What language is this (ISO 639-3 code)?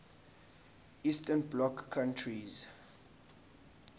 zul